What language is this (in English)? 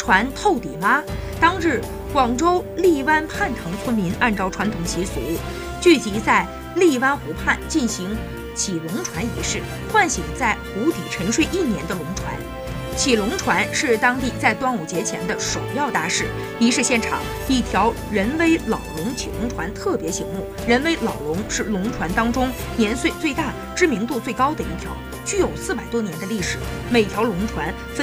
Chinese